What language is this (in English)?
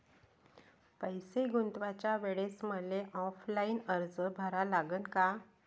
Marathi